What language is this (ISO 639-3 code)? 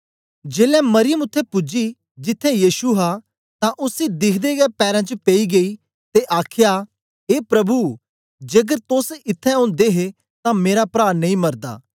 doi